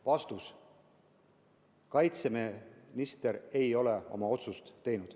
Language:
Estonian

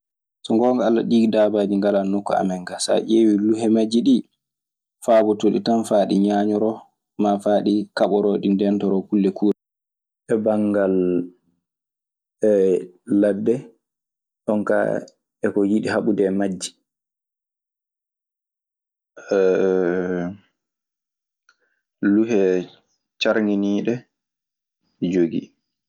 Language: Maasina Fulfulde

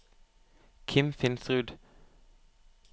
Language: Norwegian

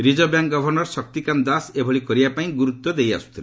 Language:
Odia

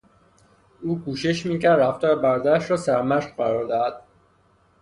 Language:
Persian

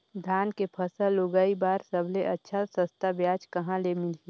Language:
Chhattisgarhi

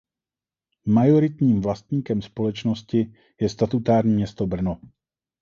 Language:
Czech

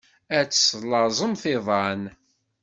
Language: Kabyle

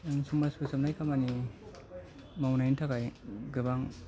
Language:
Bodo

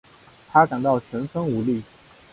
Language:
Chinese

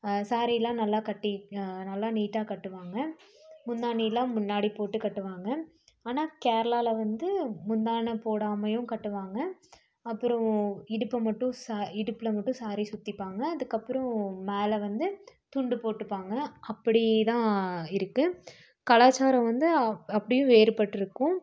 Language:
Tamil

